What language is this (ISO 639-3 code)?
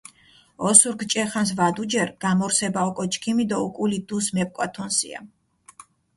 xmf